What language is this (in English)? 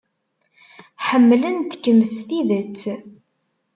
Kabyle